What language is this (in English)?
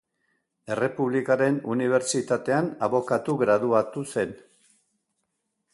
Basque